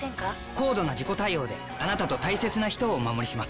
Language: Japanese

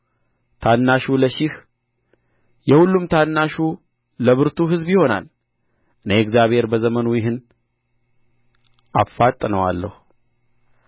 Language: Amharic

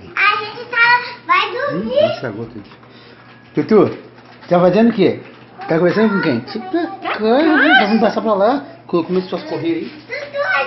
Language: Portuguese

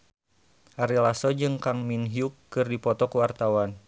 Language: Sundanese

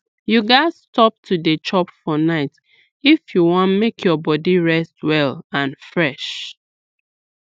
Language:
Nigerian Pidgin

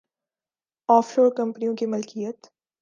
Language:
Urdu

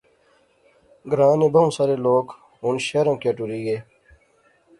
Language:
Pahari-Potwari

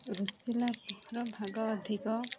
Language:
Odia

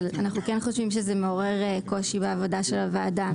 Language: Hebrew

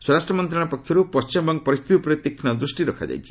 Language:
Odia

